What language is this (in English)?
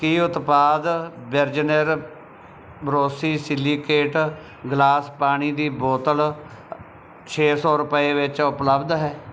Punjabi